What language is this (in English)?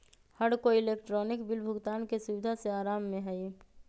Magahi